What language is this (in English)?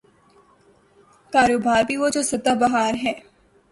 Urdu